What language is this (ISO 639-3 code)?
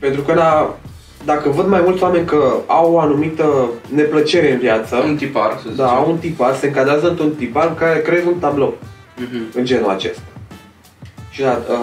ron